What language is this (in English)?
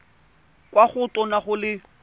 Tswana